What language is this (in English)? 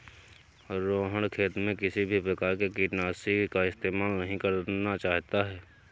Hindi